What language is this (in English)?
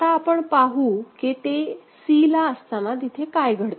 Marathi